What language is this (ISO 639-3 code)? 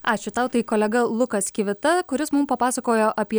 lit